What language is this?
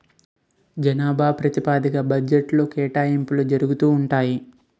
Telugu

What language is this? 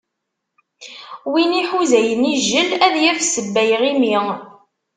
Kabyle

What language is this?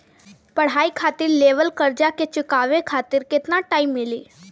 Bhojpuri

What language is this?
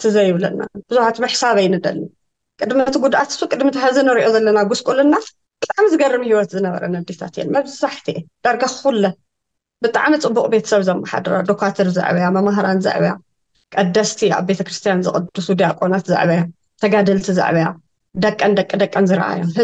Arabic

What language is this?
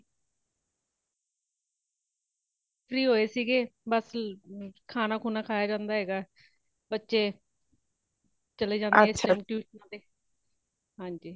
Punjabi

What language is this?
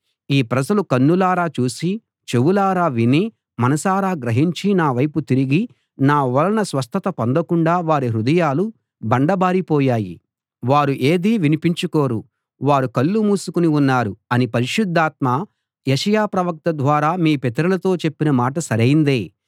Telugu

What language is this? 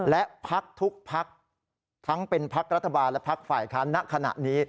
Thai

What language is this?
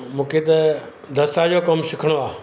Sindhi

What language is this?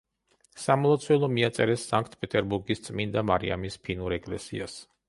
Georgian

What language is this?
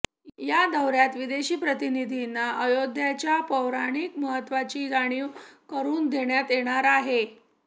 Marathi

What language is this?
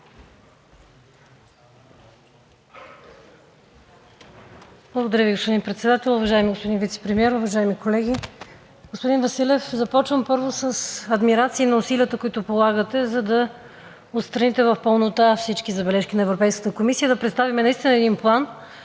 Bulgarian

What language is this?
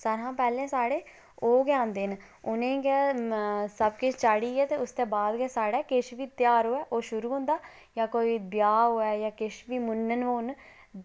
Dogri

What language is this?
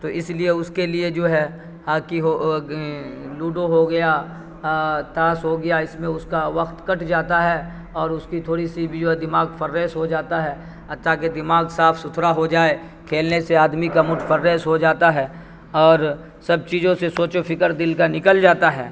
Urdu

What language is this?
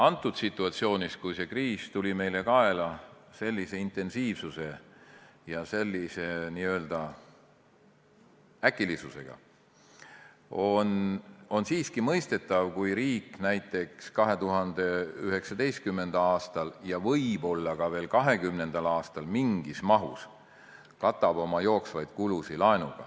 Estonian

